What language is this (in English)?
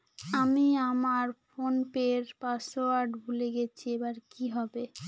Bangla